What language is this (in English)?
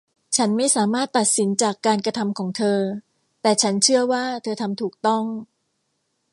Thai